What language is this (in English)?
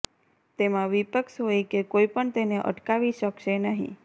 Gujarati